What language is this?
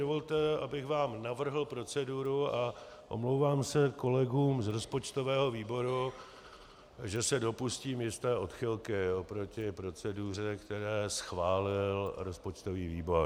Czech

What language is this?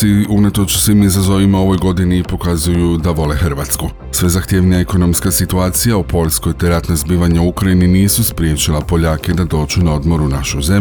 Croatian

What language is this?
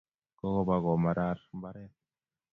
Kalenjin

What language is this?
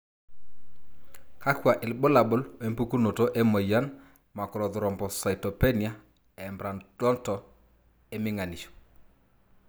Masai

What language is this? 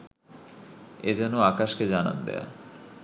Bangla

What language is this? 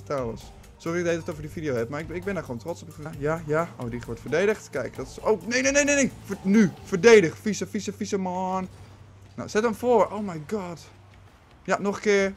Dutch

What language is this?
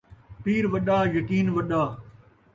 Saraiki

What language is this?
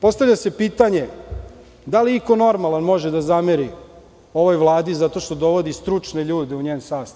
Serbian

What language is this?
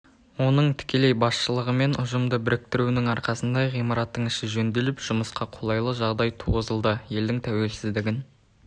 Kazakh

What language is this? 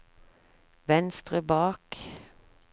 Norwegian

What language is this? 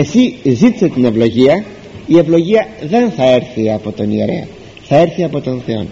Greek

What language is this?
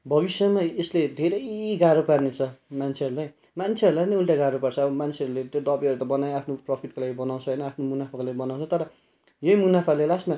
Nepali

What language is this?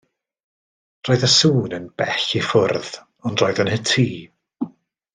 Welsh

